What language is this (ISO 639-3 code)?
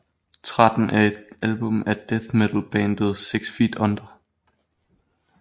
dan